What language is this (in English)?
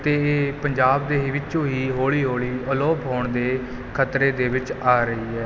Punjabi